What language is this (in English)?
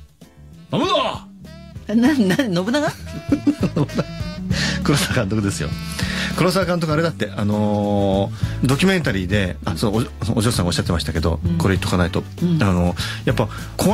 Japanese